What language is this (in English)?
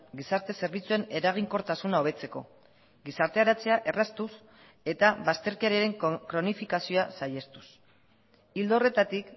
Basque